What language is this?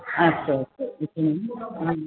Sanskrit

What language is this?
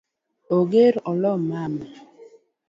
Luo (Kenya and Tanzania)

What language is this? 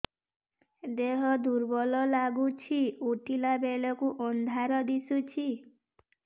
Odia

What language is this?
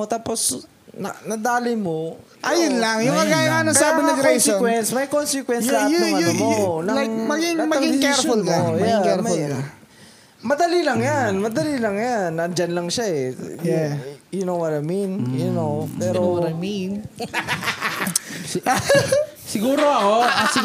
Filipino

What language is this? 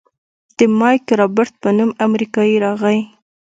Pashto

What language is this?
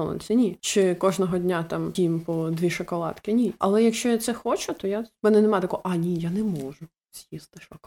Ukrainian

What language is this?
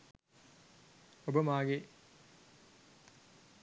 Sinhala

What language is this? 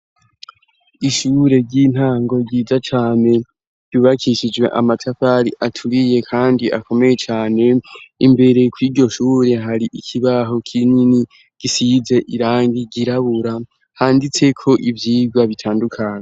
Rundi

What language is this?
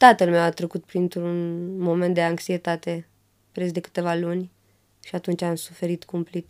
Romanian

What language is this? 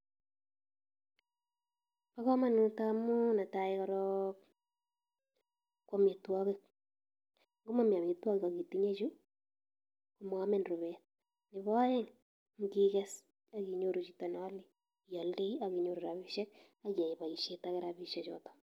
Kalenjin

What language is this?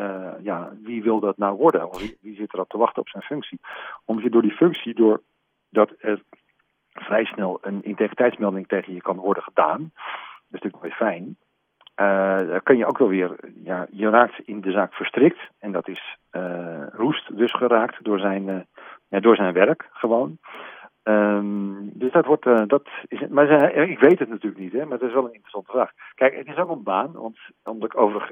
Dutch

